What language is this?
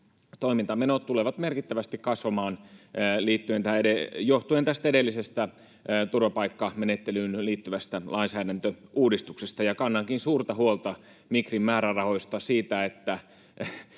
Finnish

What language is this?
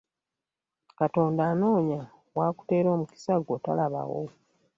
Ganda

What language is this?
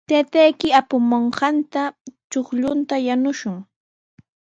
Sihuas Ancash Quechua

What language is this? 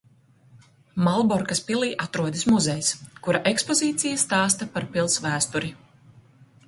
Latvian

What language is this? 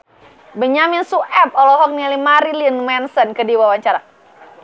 Sundanese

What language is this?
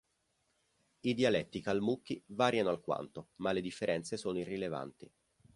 Italian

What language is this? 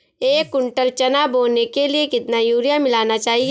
Hindi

